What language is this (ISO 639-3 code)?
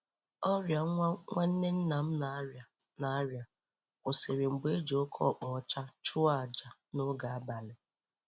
ibo